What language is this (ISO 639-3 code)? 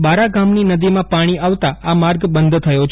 guj